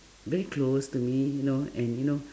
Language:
English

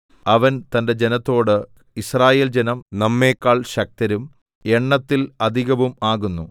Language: Malayalam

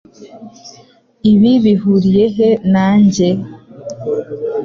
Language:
Kinyarwanda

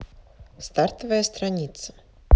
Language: Russian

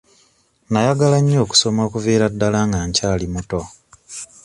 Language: Ganda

